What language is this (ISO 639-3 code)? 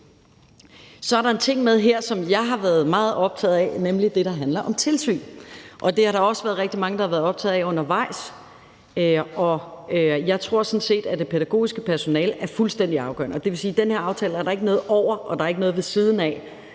dan